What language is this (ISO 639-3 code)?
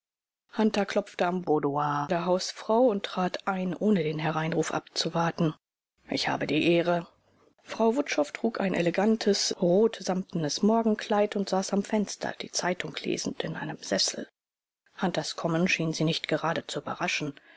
deu